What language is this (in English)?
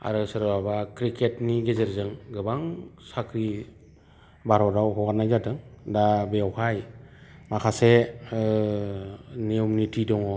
Bodo